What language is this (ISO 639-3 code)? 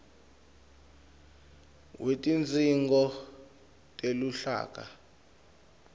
ssw